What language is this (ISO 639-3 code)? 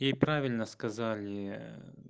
rus